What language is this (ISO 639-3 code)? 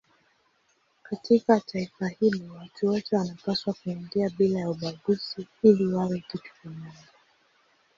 swa